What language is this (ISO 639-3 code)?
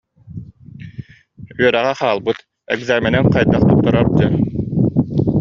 sah